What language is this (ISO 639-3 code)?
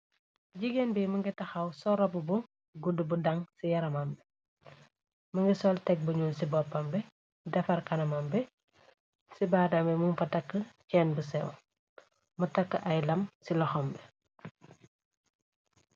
wol